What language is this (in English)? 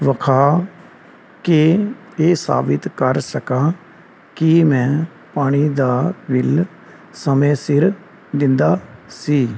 Punjabi